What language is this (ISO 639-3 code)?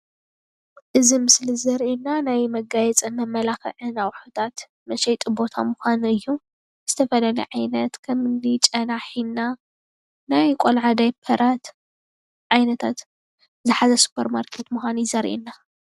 tir